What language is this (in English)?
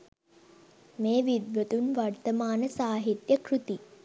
Sinhala